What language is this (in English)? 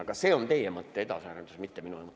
Estonian